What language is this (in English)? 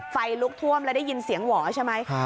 Thai